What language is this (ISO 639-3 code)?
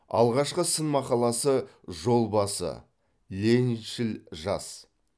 kaz